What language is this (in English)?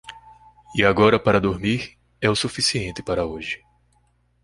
Portuguese